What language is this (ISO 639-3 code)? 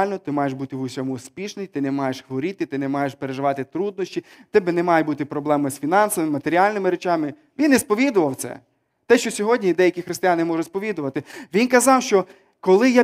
ukr